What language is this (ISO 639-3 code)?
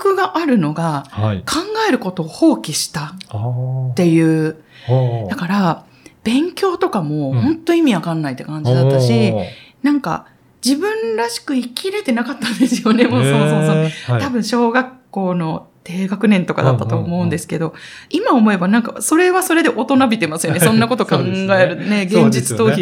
jpn